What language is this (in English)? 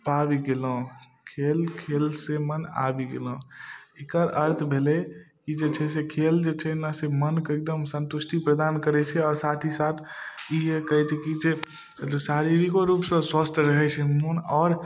Maithili